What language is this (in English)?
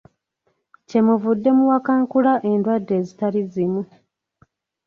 Ganda